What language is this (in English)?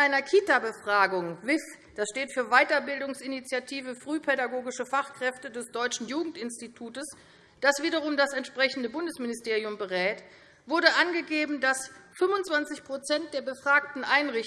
German